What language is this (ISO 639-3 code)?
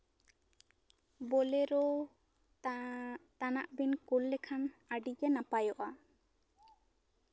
sat